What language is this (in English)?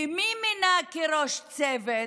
Hebrew